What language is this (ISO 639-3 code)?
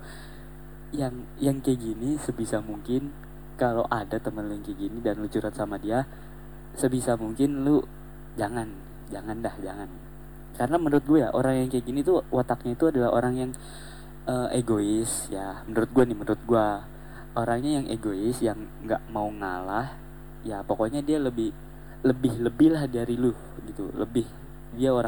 ind